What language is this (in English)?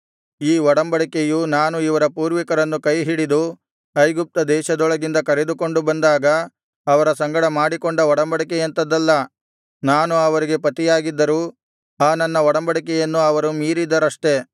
Kannada